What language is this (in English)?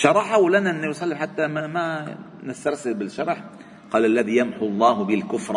Arabic